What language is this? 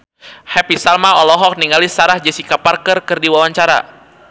Sundanese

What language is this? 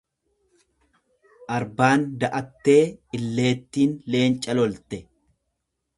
Oromo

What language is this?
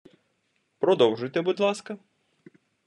Ukrainian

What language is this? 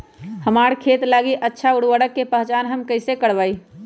Magahi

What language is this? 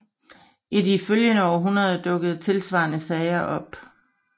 Danish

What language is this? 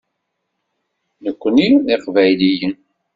Kabyle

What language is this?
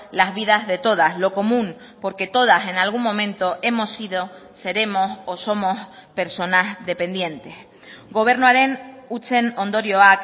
Spanish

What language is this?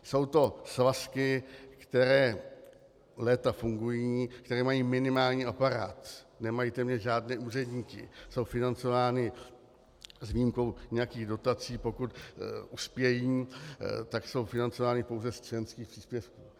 Czech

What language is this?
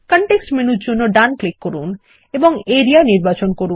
Bangla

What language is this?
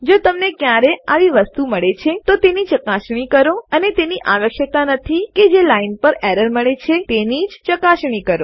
Gujarati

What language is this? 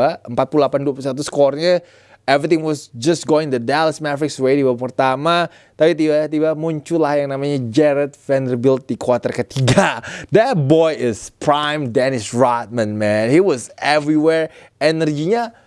Indonesian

